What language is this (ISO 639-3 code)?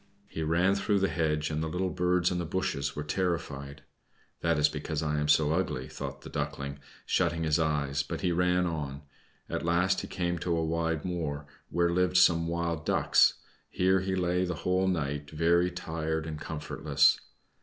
eng